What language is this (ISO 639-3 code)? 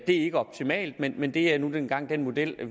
dan